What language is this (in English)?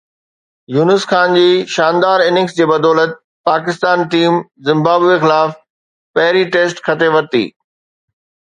Sindhi